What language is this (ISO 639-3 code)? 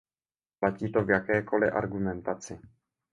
ces